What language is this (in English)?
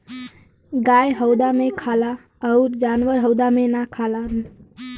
Bhojpuri